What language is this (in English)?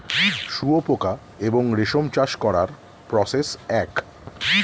Bangla